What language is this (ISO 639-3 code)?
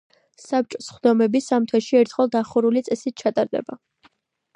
kat